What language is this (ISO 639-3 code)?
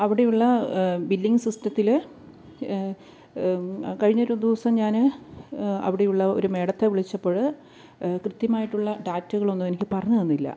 mal